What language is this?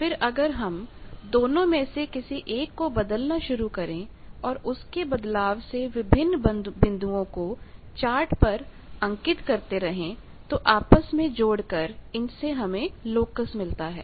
Hindi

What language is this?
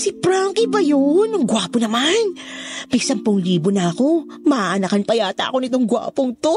Filipino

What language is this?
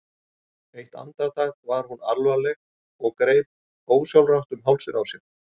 Icelandic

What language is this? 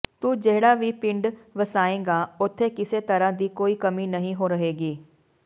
Punjabi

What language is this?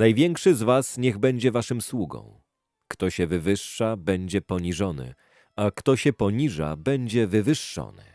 Polish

